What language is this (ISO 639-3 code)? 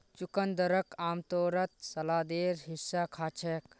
mag